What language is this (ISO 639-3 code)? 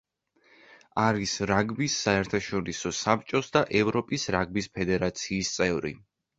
kat